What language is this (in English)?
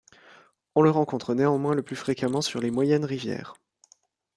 French